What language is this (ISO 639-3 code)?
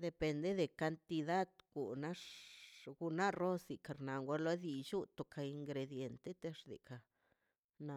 zpy